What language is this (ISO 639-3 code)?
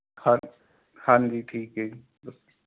pan